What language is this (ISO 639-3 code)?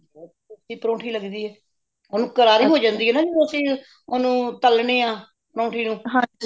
pan